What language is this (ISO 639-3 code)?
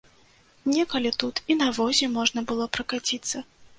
bel